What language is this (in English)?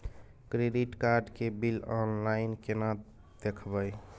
Maithili